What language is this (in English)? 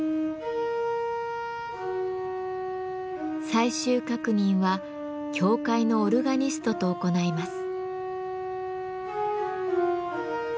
Japanese